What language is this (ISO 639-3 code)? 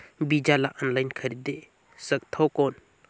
hne